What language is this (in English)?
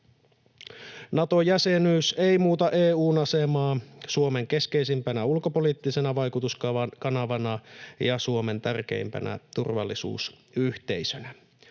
Finnish